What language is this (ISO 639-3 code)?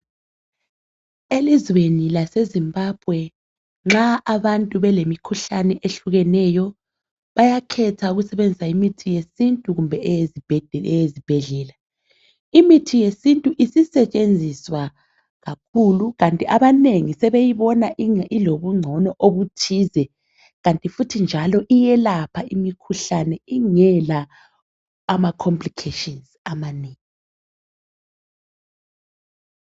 nde